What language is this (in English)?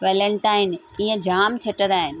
Sindhi